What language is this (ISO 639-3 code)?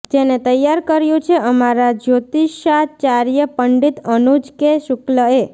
guj